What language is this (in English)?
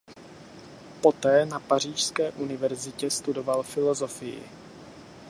Czech